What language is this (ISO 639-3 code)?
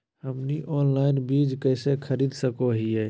mag